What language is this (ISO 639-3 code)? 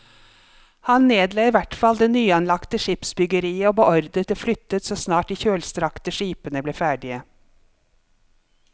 nor